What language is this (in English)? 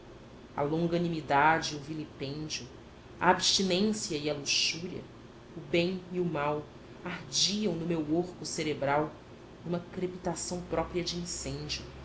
Portuguese